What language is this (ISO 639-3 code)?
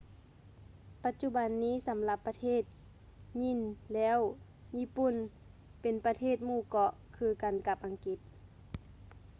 lao